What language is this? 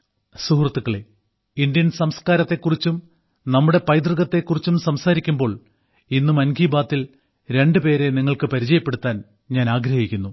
Malayalam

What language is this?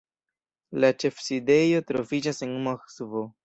Esperanto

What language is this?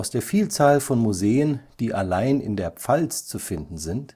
German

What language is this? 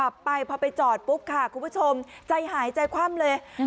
Thai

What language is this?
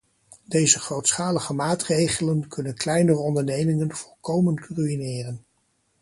Dutch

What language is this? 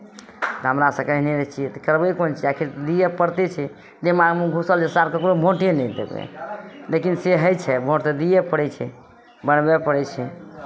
Maithili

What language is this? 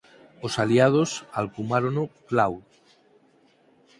Galician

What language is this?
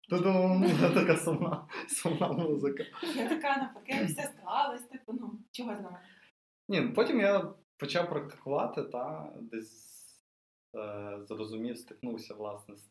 Ukrainian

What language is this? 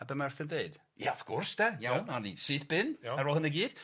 Welsh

